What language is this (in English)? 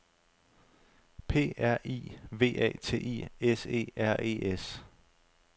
Danish